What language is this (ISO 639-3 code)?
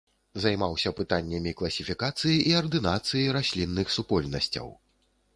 bel